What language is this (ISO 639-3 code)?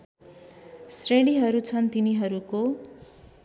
nep